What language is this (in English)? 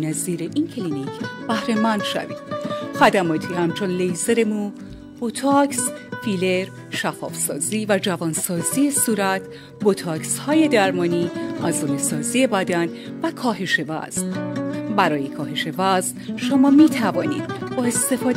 Persian